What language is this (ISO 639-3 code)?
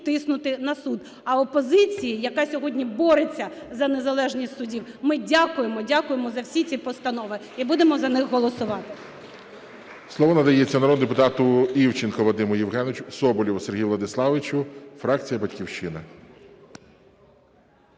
ukr